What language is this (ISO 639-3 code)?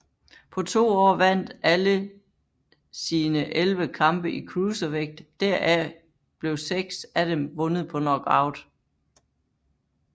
dan